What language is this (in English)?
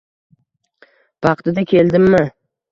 Uzbek